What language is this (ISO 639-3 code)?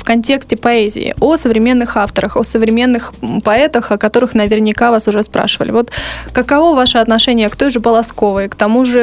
rus